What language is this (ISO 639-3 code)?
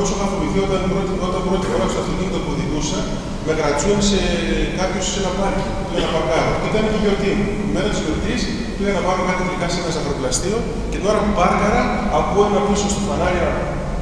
ell